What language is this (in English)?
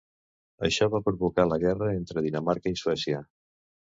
Catalan